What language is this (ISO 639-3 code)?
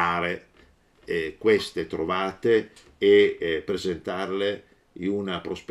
ita